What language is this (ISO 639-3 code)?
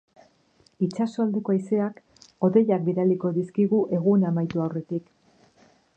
eus